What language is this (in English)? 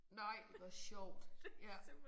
Danish